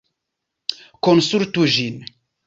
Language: Esperanto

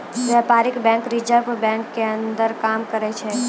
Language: Maithili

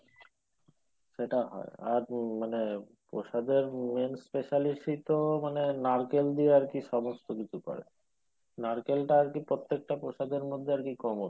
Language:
Bangla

